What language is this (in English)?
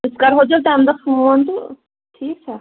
Kashmiri